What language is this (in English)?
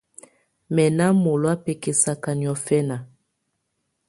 Tunen